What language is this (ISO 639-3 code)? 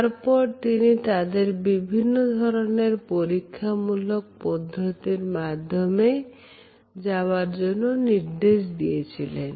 ben